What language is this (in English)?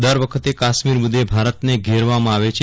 Gujarati